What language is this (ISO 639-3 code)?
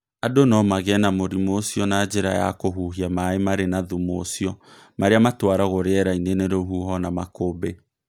kik